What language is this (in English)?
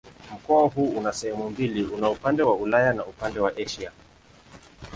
Swahili